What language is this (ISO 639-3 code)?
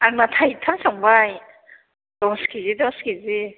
brx